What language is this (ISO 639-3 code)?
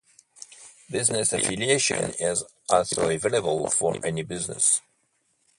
eng